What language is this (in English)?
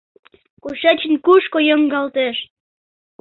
Mari